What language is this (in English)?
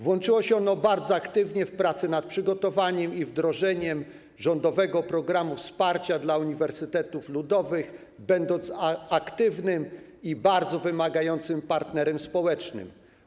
Polish